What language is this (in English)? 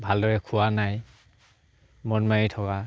Assamese